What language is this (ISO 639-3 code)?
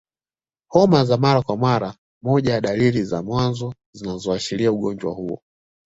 swa